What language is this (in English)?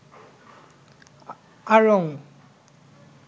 Bangla